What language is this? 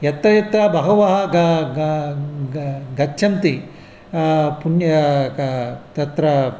Sanskrit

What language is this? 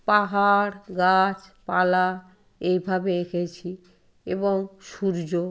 Bangla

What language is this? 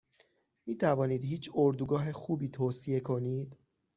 Persian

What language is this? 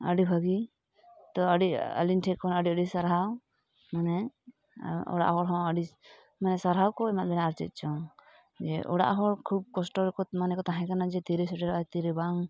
Santali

